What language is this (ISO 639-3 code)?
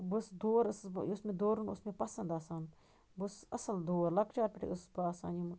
kas